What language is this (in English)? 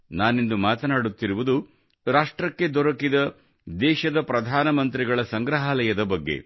Kannada